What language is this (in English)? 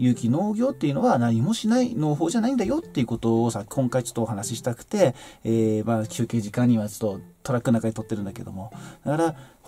Japanese